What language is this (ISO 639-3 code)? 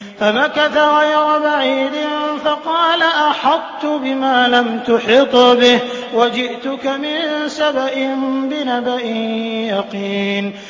ara